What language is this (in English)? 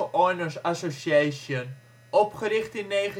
Dutch